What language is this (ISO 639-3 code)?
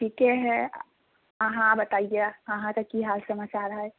mai